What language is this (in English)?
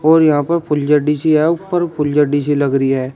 Hindi